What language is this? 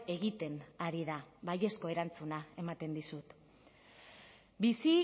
Basque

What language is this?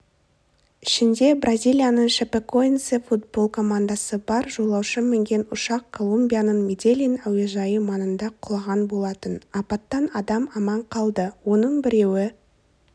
Kazakh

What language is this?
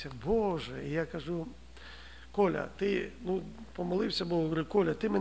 Ukrainian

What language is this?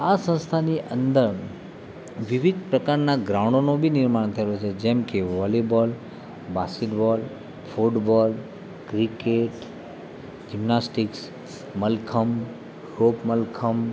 Gujarati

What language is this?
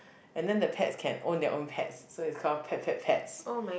English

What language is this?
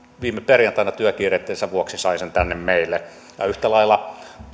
Finnish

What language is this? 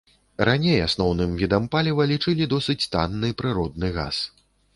Belarusian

